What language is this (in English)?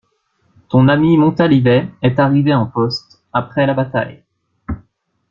French